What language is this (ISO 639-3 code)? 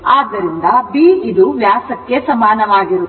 kan